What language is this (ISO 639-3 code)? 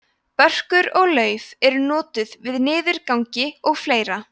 isl